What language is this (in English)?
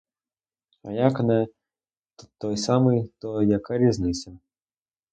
Ukrainian